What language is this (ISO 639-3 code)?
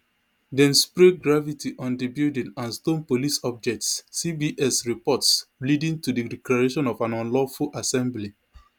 pcm